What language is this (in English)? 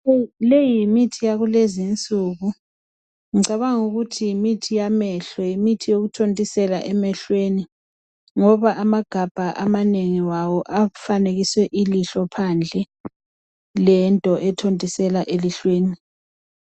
North Ndebele